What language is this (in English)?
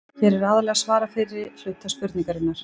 Icelandic